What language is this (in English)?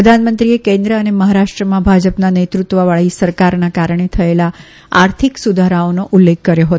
Gujarati